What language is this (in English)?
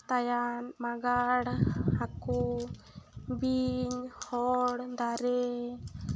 Santali